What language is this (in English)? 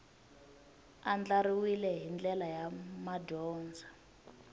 Tsonga